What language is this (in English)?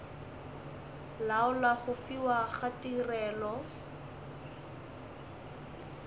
Northern Sotho